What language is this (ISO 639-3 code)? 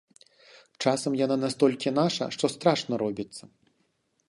bel